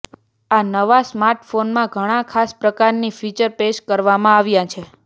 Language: Gujarati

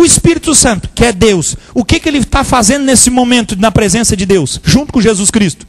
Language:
Portuguese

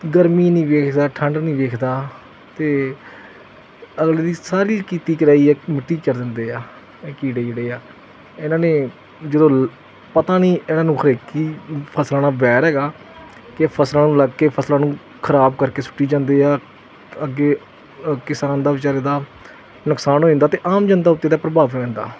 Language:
Punjabi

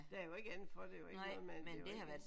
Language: Danish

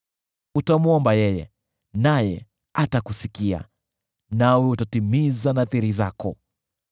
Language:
Swahili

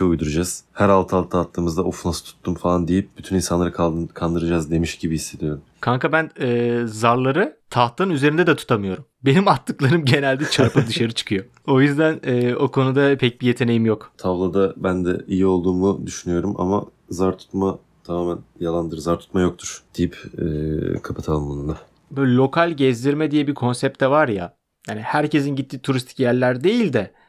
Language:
Turkish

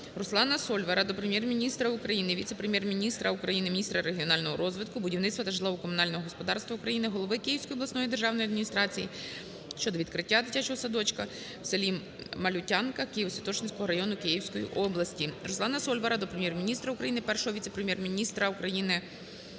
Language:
Ukrainian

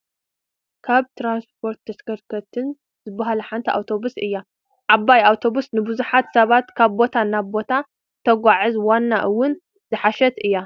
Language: Tigrinya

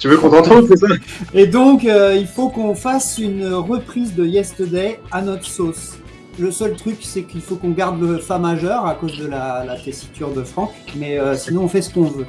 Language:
French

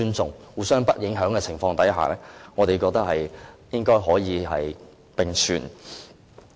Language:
Cantonese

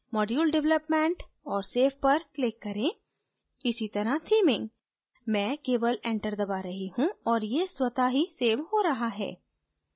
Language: Hindi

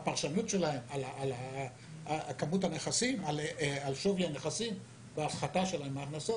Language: Hebrew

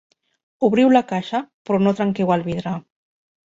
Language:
Catalan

